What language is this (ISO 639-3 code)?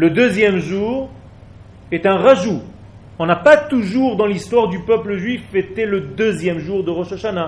fra